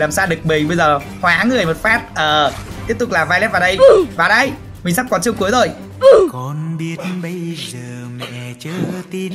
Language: Vietnamese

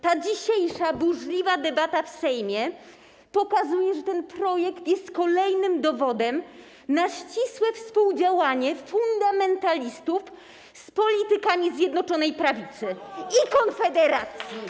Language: Polish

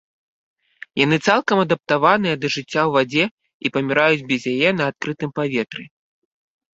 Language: Belarusian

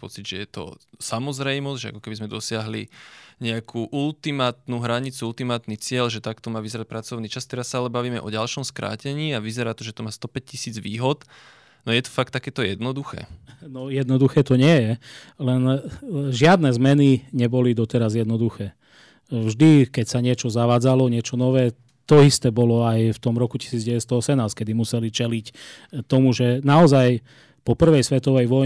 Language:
Slovak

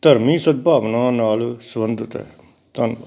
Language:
Punjabi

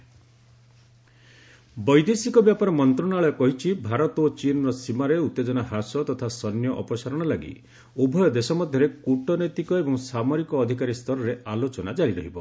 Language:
Odia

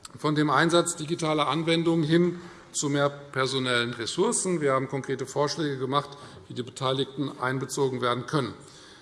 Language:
German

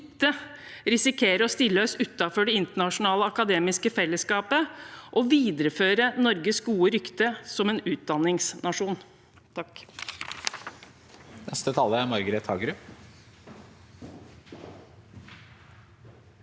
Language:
Norwegian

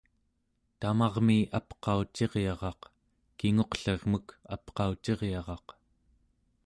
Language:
Central Yupik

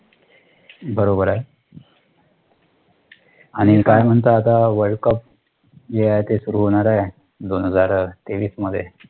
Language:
Marathi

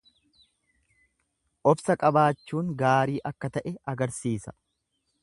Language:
Oromo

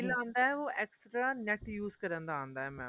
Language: Punjabi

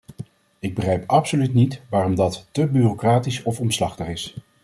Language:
Dutch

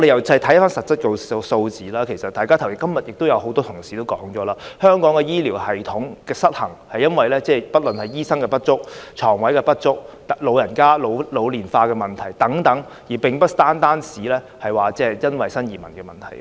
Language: Cantonese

